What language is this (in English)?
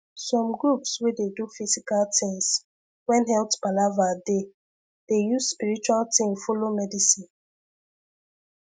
Nigerian Pidgin